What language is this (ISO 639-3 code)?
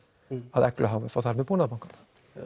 isl